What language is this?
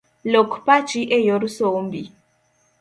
Luo (Kenya and Tanzania)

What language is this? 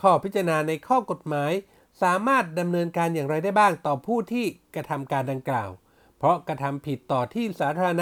Thai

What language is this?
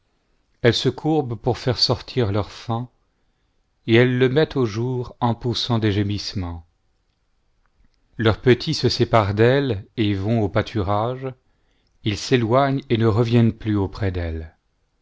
French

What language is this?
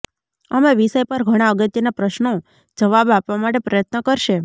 Gujarati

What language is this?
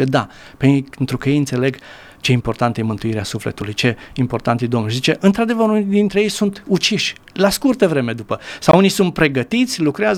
Romanian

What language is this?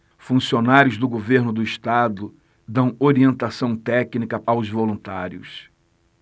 Portuguese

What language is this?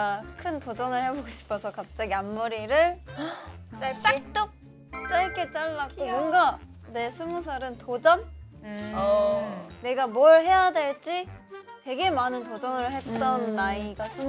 Korean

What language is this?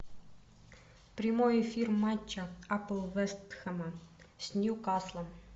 Russian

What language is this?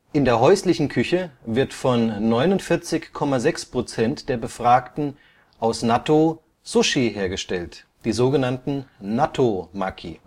German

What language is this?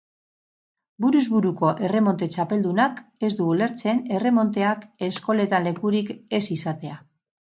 Basque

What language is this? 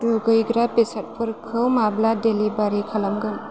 Bodo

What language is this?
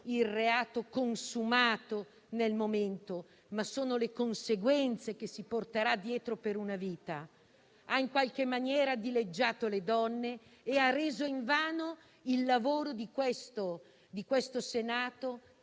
Italian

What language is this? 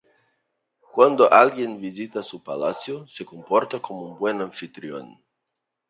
Spanish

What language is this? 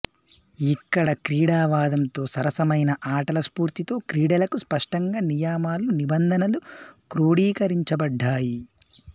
Telugu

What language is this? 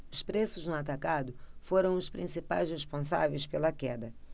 Portuguese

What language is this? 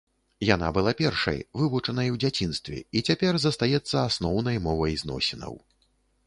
Belarusian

